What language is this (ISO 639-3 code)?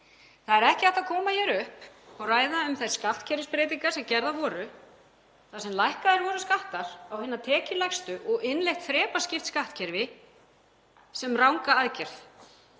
isl